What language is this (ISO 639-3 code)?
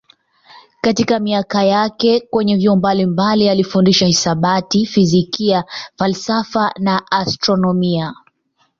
swa